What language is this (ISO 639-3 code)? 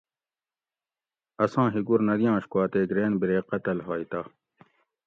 gwc